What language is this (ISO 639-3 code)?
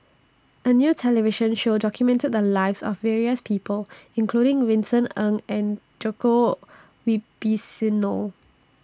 eng